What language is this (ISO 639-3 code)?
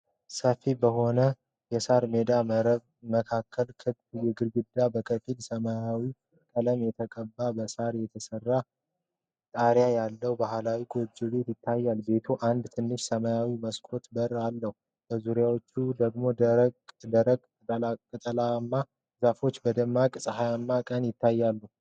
amh